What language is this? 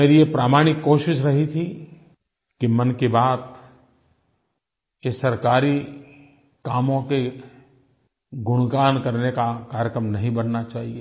Hindi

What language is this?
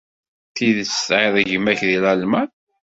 Kabyle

